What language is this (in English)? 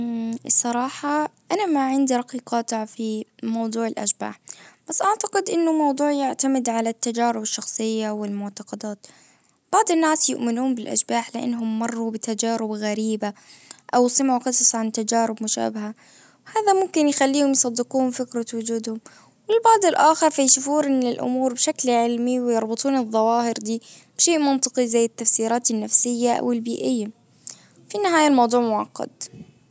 Najdi Arabic